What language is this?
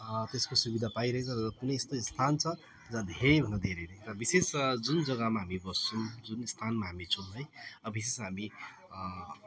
Nepali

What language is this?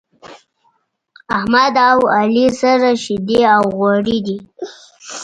Pashto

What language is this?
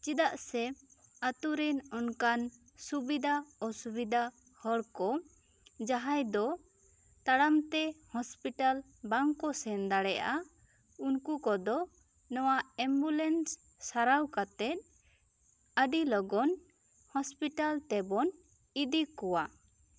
Santali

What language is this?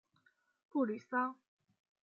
Chinese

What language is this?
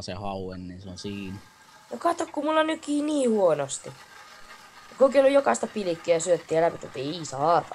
Finnish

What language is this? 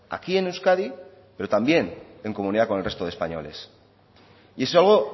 Spanish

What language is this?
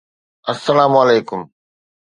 Sindhi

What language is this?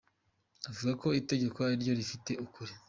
Kinyarwanda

